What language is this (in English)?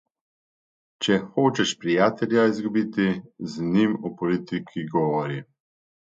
Slovenian